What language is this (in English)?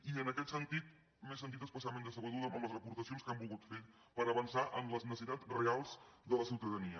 Catalan